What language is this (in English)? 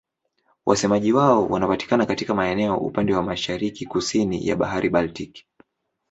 Swahili